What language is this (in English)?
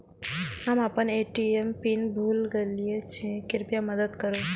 Maithili